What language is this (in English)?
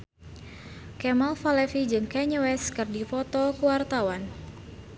Sundanese